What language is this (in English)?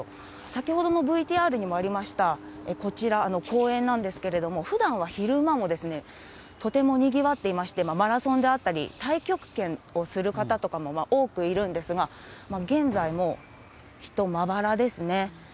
Japanese